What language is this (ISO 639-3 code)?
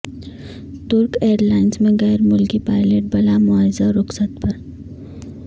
urd